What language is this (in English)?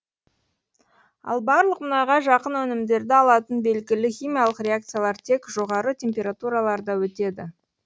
Kazakh